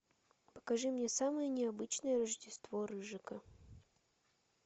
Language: Russian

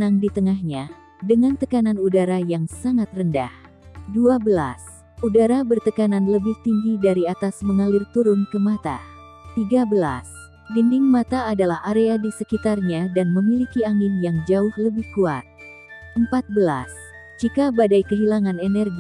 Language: Indonesian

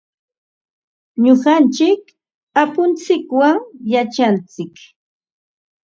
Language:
Ambo-Pasco Quechua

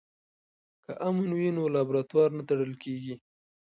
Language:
Pashto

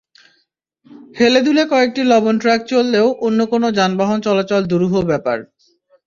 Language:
Bangla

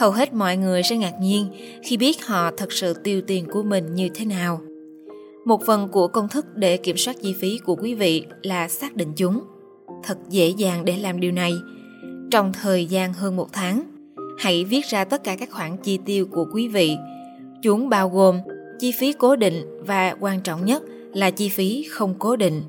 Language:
Vietnamese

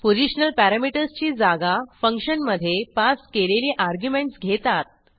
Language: Marathi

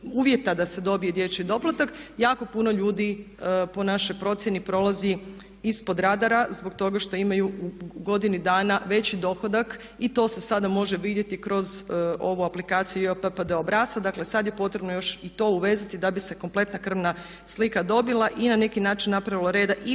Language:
Croatian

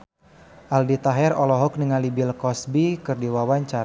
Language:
Sundanese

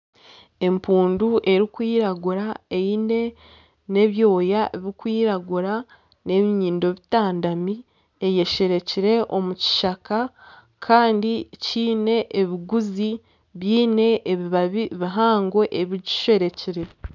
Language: Nyankole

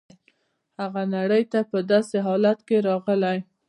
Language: Pashto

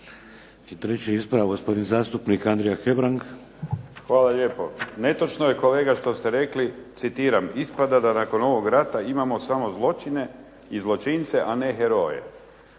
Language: Croatian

